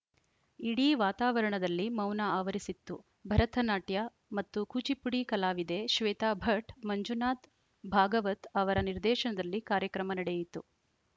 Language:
Kannada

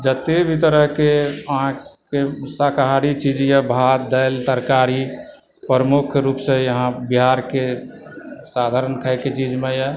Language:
Maithili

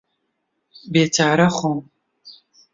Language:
Central Kurdish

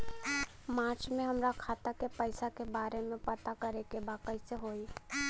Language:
Bhojpuri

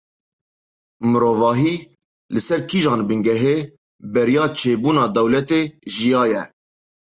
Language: Kurdish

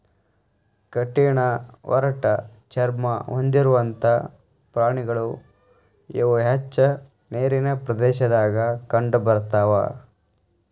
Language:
Kannada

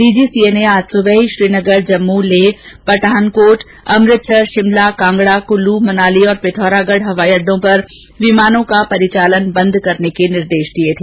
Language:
Hindi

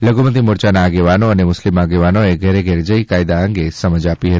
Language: Gujarati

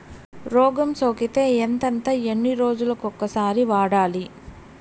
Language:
Telugu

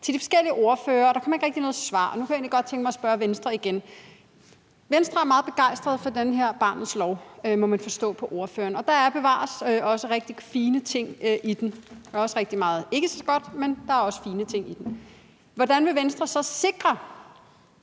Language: Danish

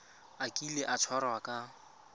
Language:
Tswana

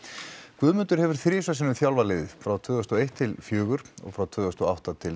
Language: Icelandic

